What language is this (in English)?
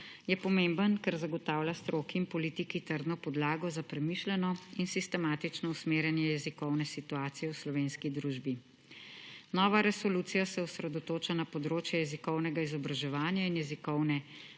Slovenian